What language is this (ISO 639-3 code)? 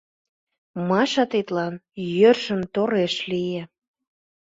chm